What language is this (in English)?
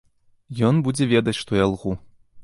Belarusian